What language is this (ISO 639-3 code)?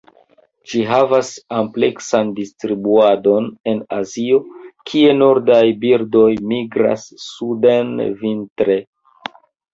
epo